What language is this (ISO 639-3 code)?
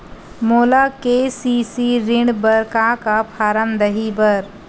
hne